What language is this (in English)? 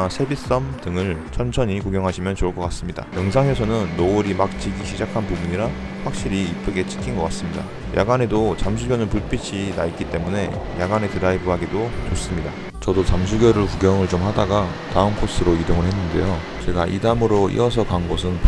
Korean